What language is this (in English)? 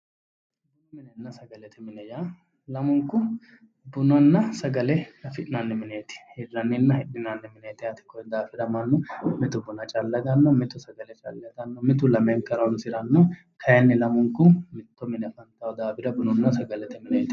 Sidamo